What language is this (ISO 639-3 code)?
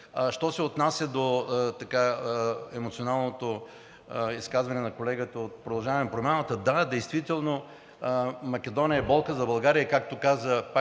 bul